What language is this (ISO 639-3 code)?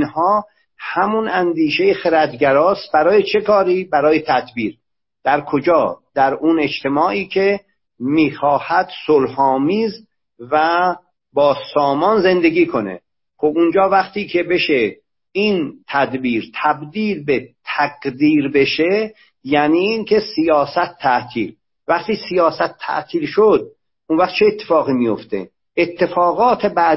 fas